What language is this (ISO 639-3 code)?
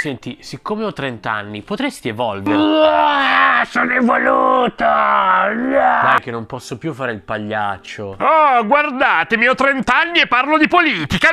ita